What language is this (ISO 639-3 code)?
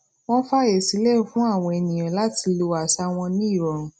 yor